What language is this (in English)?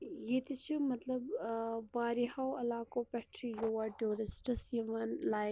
Kashmiri